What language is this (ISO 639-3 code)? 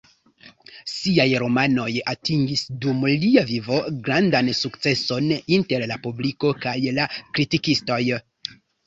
epo